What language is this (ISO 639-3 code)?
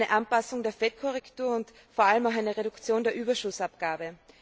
deu